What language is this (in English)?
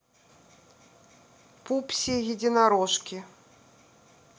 Russian